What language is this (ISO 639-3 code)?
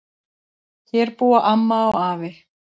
isl